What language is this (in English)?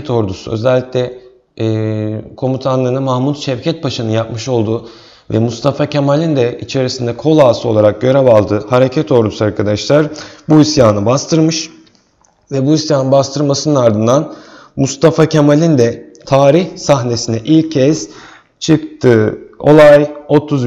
Turkish